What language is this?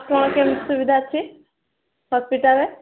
Odia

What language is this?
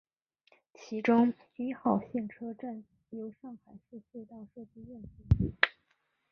Chinese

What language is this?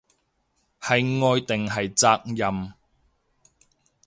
Cantonese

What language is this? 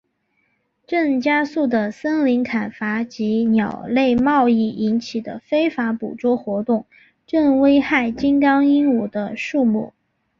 Chinese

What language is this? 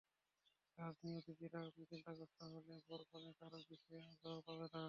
Bangla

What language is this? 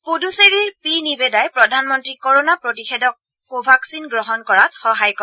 Assamese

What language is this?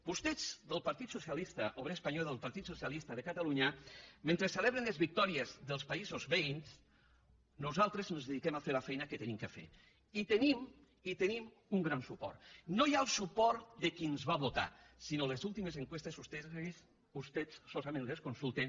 Catalan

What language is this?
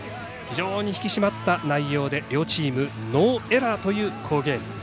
Japanese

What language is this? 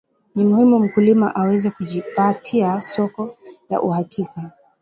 Swahili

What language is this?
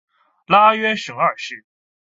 Chinese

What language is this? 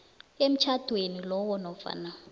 South Ndebele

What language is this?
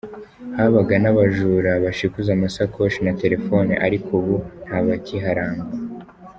Kinyarwanda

